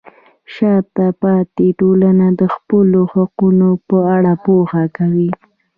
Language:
Pashto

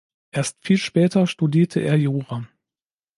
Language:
German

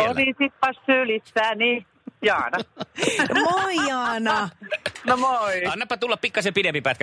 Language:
Finnish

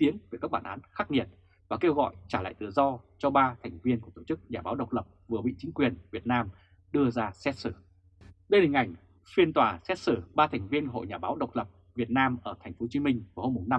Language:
Vietnamese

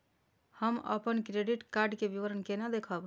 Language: Maithili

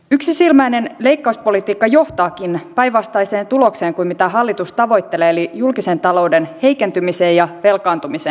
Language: Finnish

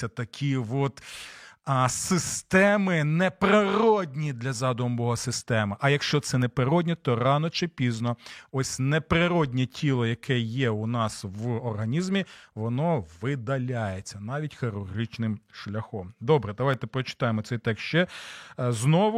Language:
Ukrainian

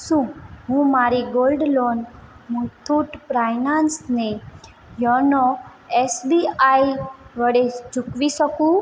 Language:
Gujarati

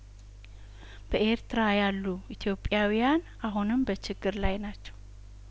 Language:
Amharic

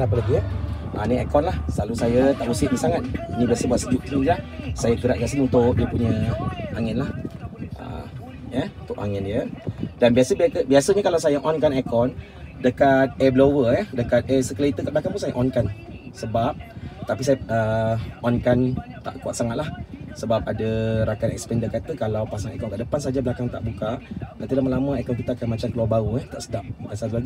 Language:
Malay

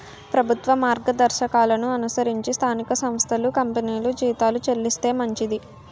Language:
Telugu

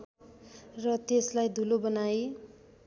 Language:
Nepali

